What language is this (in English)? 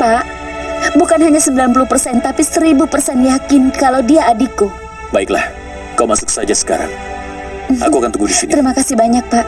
Indonesian